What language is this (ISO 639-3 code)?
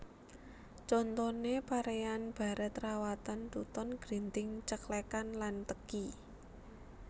jav